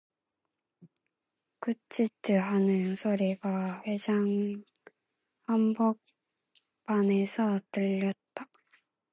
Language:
Korean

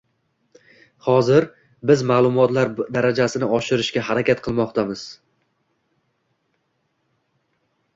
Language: Uzbek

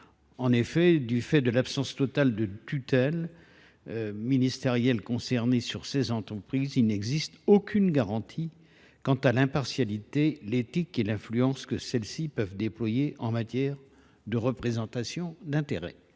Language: French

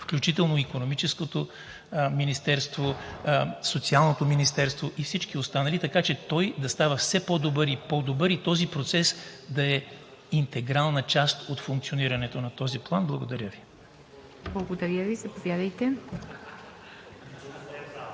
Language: Bulgarian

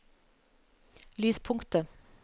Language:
Norwegian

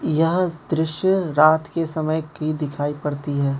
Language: Hindi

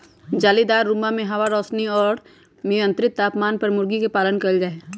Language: Magahi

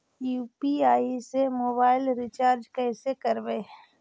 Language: Magahi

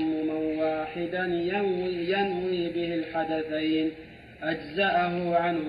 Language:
Arabic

